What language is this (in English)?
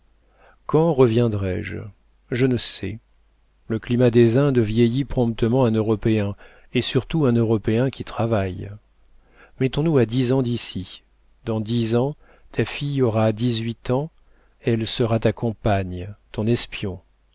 French